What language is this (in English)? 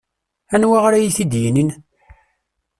Kabyle